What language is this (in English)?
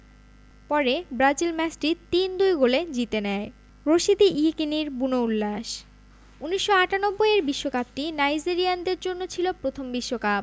Bangla